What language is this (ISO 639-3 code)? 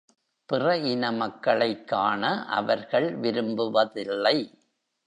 tam